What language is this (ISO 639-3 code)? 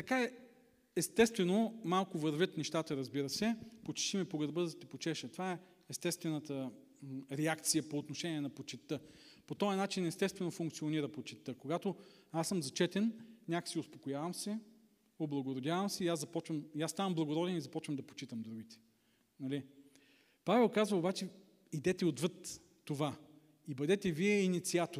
bul